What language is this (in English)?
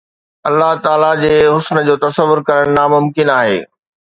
Sindhi